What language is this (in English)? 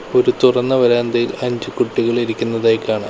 Malayalam